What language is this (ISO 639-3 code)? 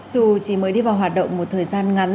vie